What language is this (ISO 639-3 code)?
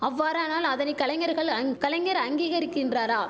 tam